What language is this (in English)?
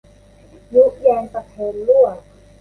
Thai